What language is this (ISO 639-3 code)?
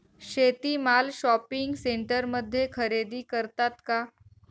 mar